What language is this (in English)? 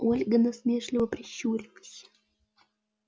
Russian